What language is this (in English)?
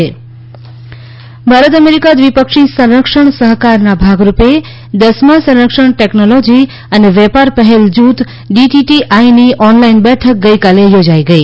Gujarati